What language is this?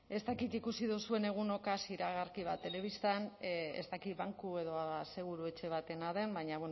Basque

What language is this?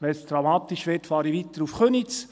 Swiss German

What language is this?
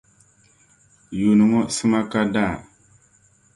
Dagbani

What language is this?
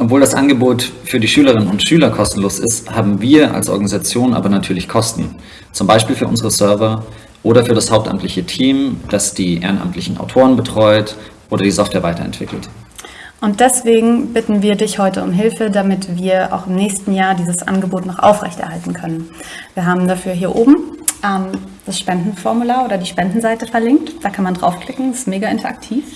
German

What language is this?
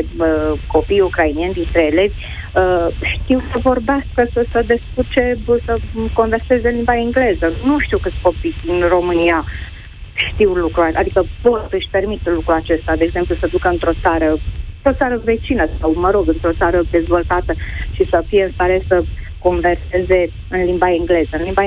Romanian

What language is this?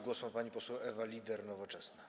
Polish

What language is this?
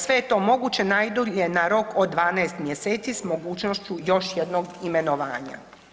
Croatian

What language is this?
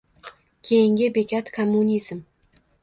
Uzbek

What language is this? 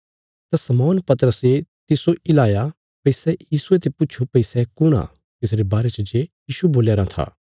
Bilaspuri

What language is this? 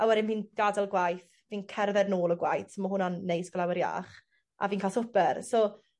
Welsh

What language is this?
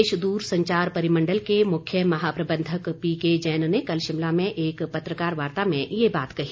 Hindi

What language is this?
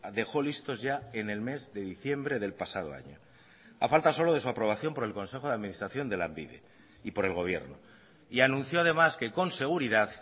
Spanish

